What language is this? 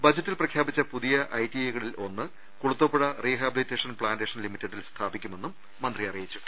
Malayalam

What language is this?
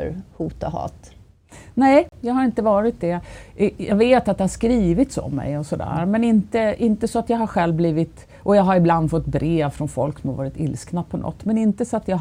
Swedish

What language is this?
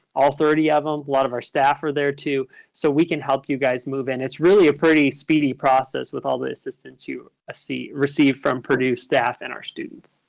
English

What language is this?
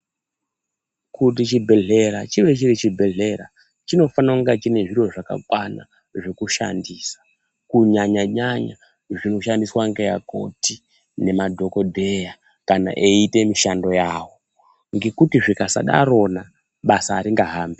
Ndau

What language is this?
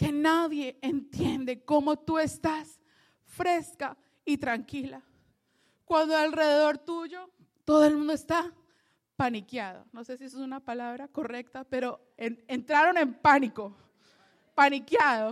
Spanish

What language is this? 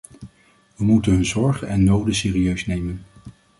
Dutch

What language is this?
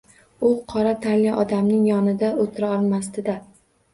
Uzbek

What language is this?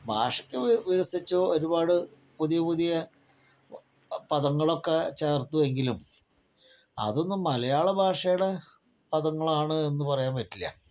Malayalam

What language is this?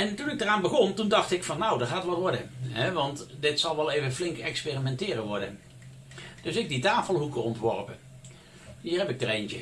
Dutch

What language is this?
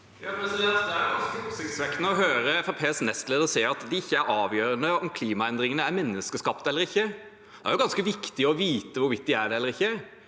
Norwegian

